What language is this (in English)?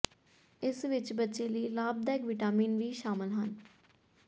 Punjabi